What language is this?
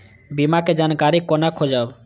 Maithili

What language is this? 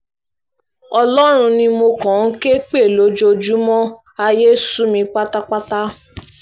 Yoruba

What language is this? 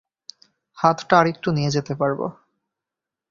Bangla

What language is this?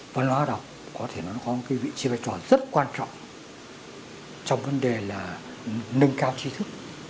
Vietnamese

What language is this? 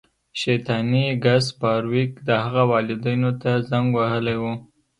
Pashto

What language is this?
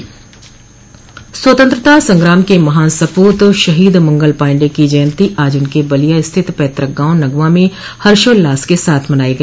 Hindi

